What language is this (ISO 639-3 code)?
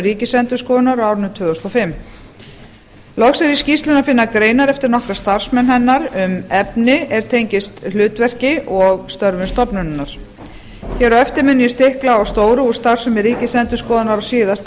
isl